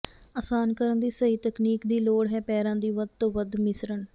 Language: Punjabi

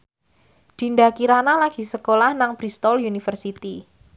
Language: Javanese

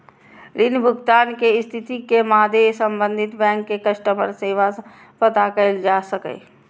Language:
Maithili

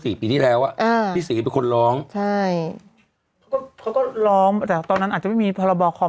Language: Thai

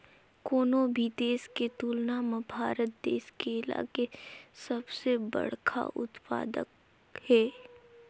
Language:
Chhattisgarhi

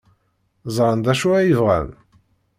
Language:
Kabyle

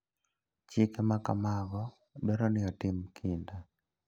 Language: Luo (Kenya and Tanzania)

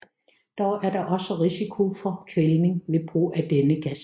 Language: Danish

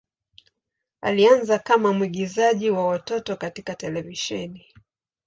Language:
Swahili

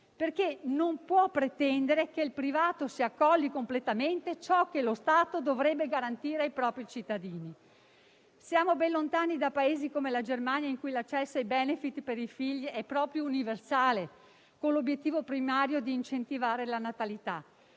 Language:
Italian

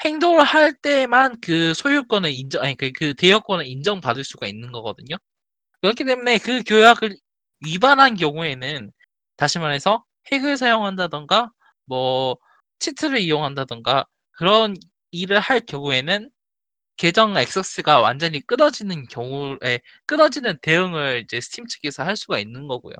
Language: Korean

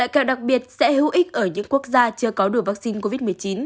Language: Vietnamese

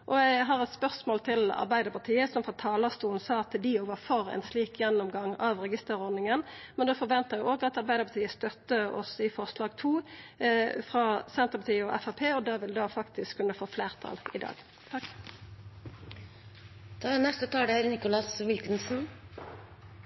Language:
Norwegian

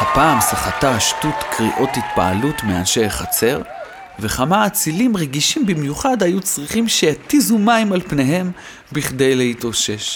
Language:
Hebrew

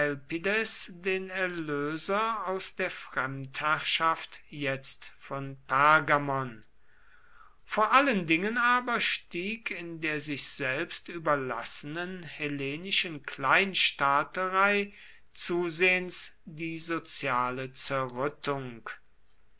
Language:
German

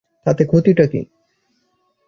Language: Bangla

